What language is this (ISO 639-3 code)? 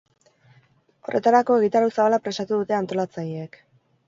eus